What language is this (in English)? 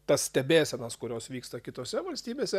Lithuanian